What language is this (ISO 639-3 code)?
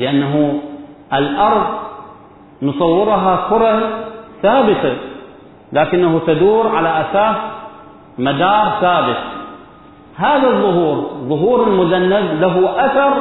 ara